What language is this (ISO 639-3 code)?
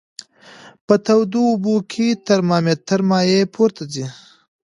pus